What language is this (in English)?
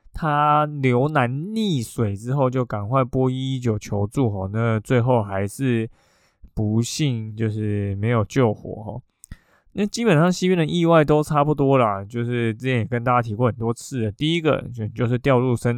Chinese